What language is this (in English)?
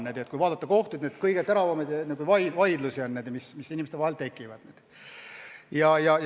Estonian